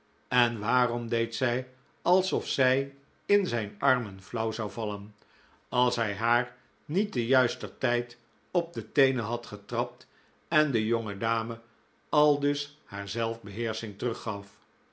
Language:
Dutch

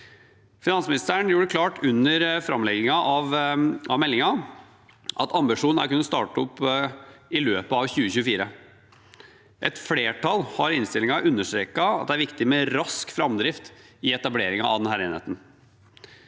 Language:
Norwegian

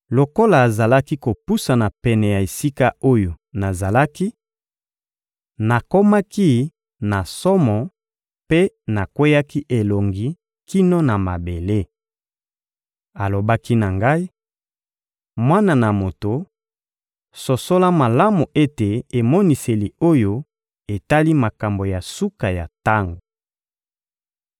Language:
Lingala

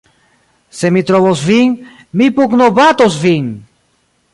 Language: Esperanto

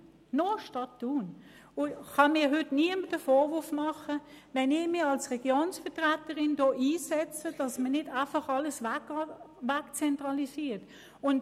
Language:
Swiss German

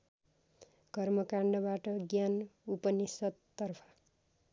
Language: Nepali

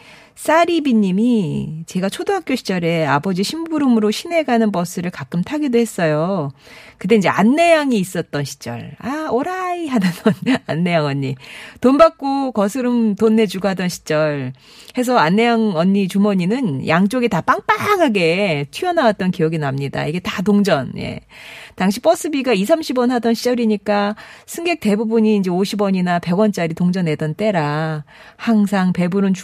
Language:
Korean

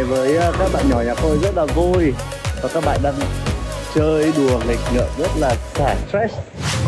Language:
Vietnamese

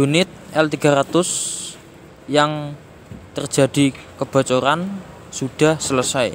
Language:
Indonesian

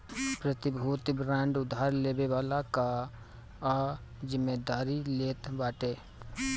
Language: Bhojpuri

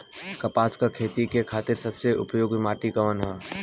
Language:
Bhojpuri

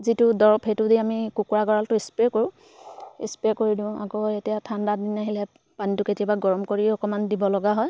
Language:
Assamese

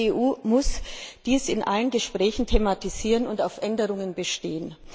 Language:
German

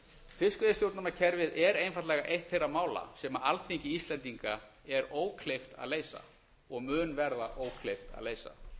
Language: Icelandic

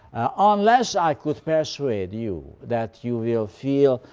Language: English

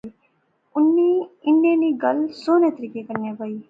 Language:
Pahari-Potwari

